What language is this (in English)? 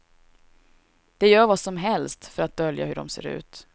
Swedish